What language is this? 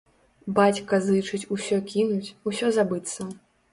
Belarusian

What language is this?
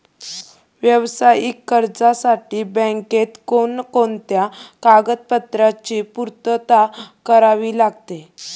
Marathi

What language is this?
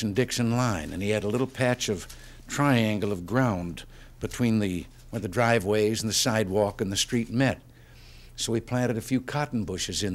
English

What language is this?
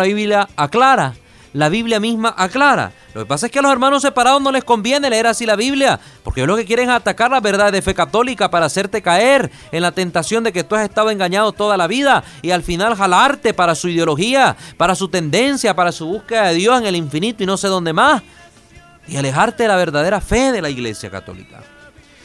Spanish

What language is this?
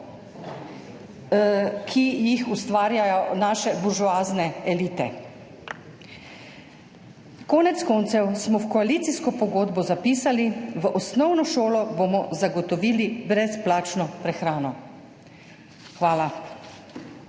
Slovenian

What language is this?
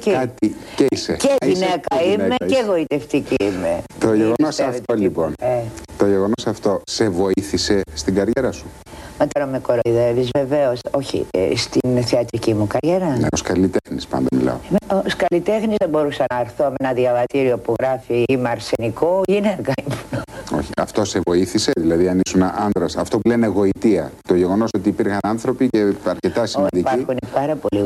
Greek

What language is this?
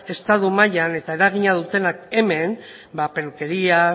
Basque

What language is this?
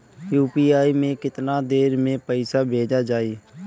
Bhojpuri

